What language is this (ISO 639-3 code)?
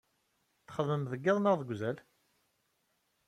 kab